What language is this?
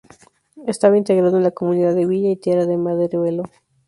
Spanish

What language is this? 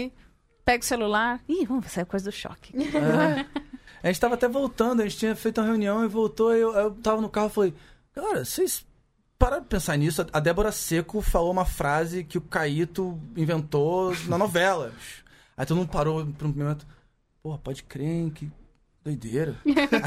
Portuguese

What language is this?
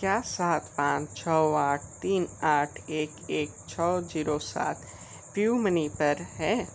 Hindi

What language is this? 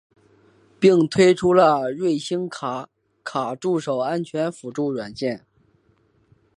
Chinese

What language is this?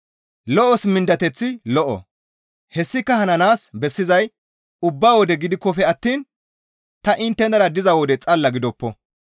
Gamo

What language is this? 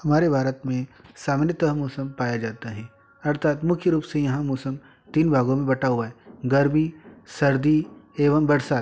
Hindi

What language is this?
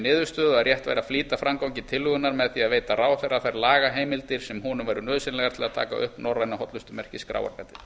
Icelandic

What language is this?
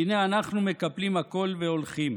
Hebrew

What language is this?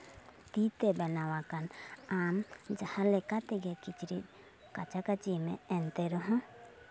Santali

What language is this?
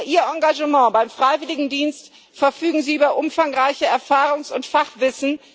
German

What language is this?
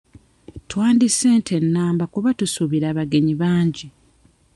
Ganda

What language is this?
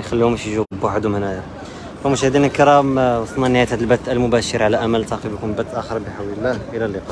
Arabic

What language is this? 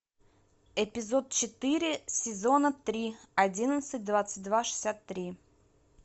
Russian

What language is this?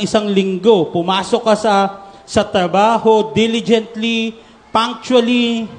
Filipino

